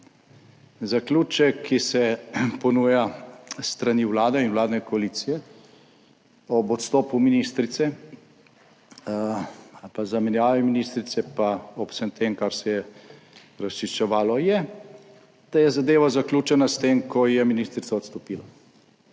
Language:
Slovenian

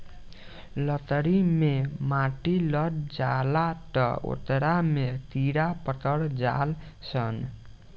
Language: Bhojpuri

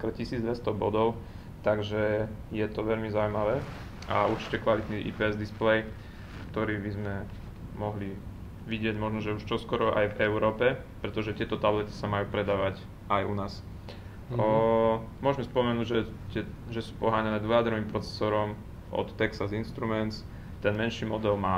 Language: Slovak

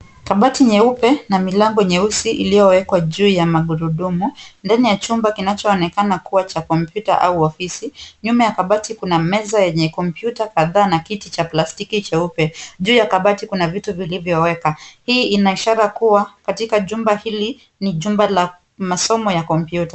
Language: Swahili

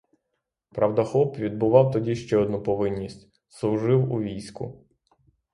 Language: Ukrainian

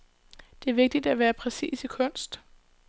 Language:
Danish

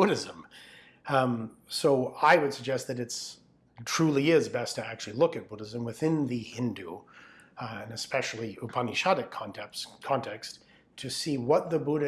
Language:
English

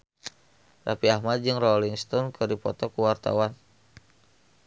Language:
Sundanese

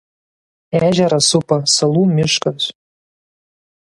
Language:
Lithuanian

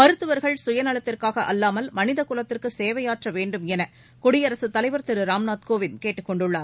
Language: Tamil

